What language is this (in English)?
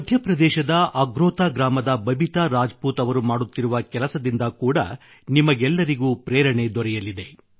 Kannada